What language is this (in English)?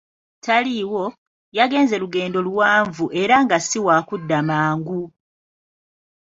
Ganda